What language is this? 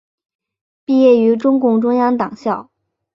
Chinese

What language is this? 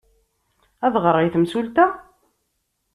Kabyle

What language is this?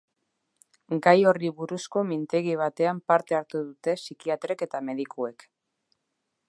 Basque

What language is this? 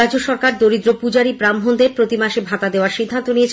Bangla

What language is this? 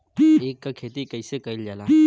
Bhojpuri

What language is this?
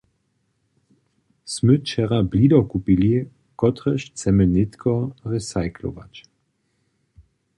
Upper Sorbian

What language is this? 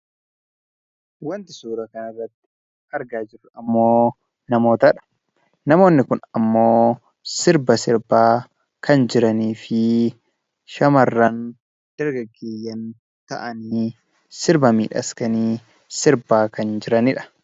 Oromo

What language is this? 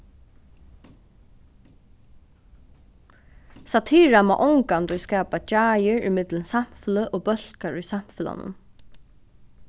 Faroese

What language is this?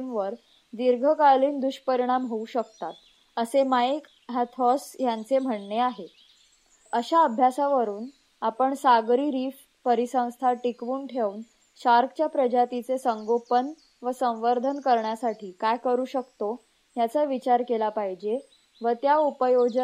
Marathi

